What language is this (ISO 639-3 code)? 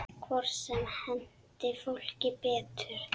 isl